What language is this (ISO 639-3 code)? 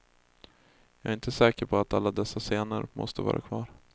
swe